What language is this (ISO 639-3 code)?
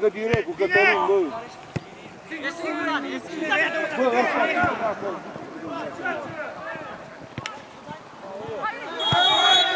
ron